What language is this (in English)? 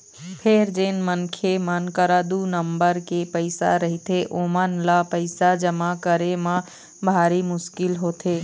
Chhattisgarhi